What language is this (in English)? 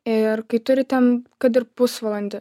Lithuanian